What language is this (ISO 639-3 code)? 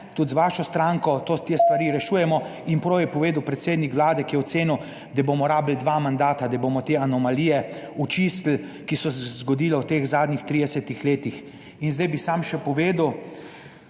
slv